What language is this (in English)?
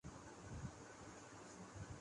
Urdu